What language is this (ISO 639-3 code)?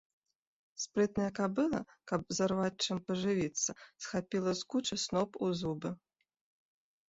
bel